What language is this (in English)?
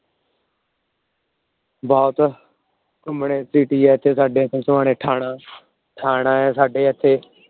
Punjabi